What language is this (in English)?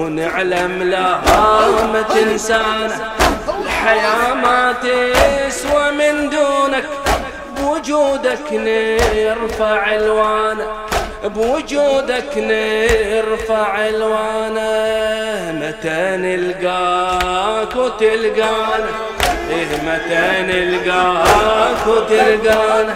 Arabic